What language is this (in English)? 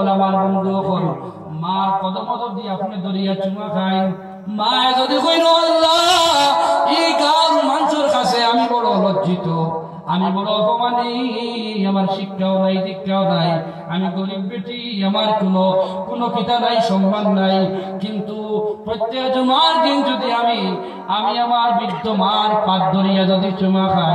Arabic